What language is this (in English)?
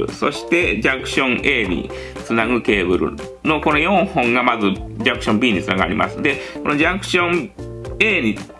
Japanese